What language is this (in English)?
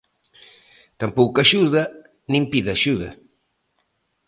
Galician